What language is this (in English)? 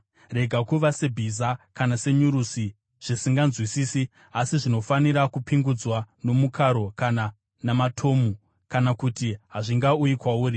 Shona